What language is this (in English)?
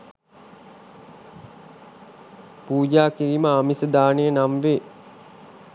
Sinhala